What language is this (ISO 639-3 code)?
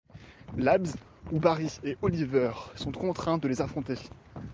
fra